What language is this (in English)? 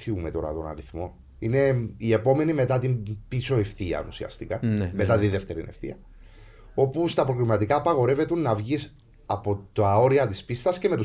Greek